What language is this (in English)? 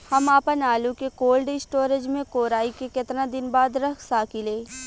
Bhojpuri